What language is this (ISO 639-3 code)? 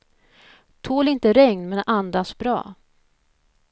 swe